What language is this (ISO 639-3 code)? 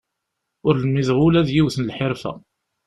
kab